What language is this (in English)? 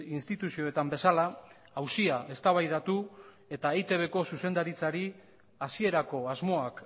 Basque